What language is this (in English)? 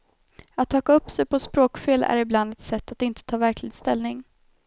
Swedish